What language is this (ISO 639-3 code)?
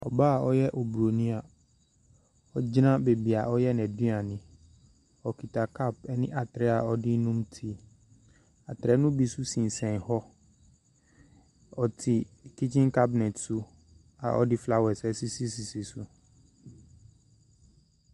aka